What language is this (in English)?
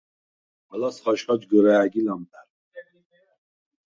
Svan